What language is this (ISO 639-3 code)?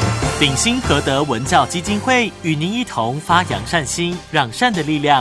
zho